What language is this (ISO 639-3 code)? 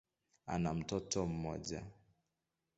swa